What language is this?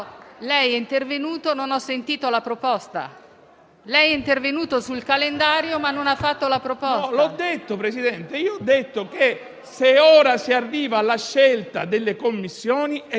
Italian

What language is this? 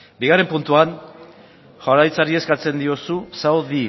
Basque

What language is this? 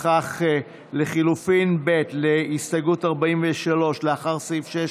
Hebrew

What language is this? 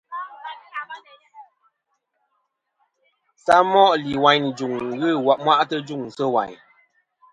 Kom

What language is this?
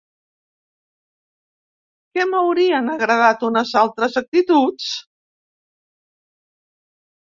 Catalan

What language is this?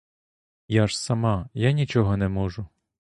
Ukrainian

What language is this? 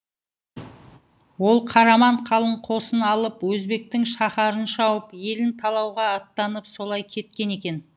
Kazakh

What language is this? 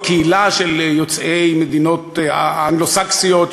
Hebrew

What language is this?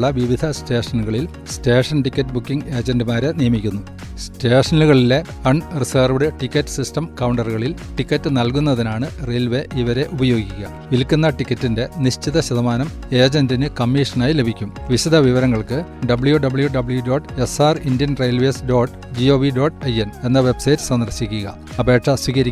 Malayalam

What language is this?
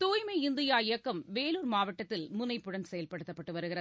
Tamil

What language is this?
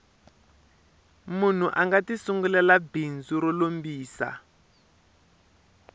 Tsonga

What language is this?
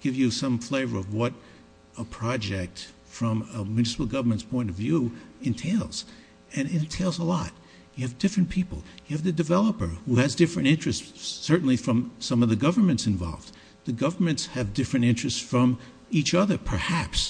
English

